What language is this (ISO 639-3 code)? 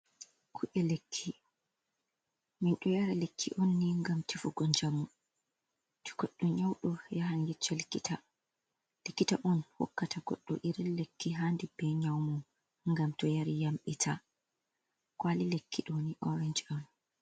ful